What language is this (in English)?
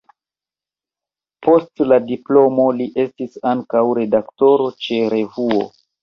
Esperanto